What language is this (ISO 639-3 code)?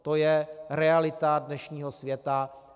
ces